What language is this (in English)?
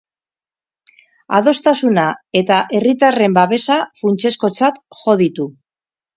Basque